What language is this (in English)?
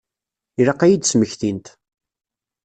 Kabyle